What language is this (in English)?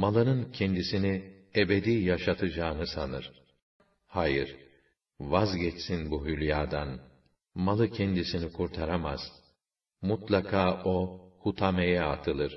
Turkish